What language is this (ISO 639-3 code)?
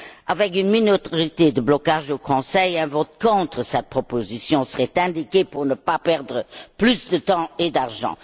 fra